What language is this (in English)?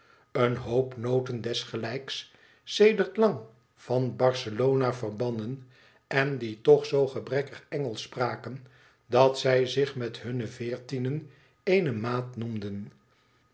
Dutch